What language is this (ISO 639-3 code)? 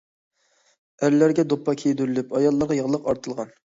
uig